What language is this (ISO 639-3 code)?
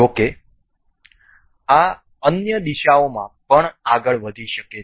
guj